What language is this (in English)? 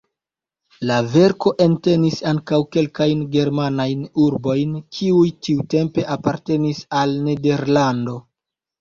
Esperanto